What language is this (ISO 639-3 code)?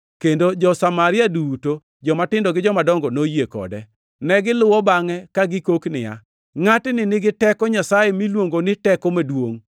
luo